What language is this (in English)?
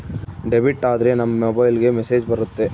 Kannada